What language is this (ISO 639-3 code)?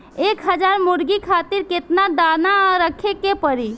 bho